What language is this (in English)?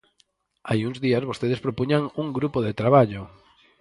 Galician